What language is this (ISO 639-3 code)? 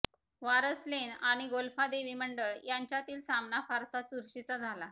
mar